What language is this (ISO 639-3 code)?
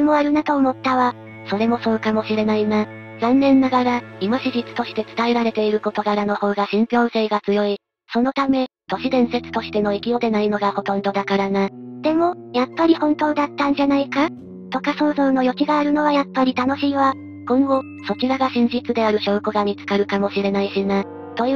jpn